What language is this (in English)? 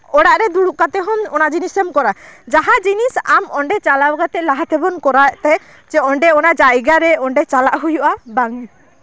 Santali